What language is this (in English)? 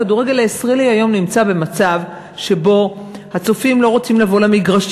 Hebrew